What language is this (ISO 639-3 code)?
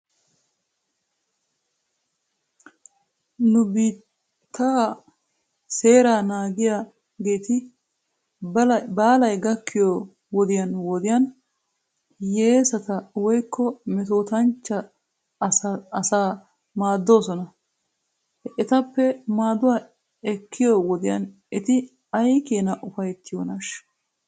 wal